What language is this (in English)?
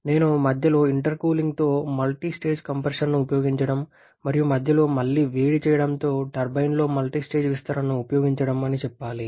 Telugu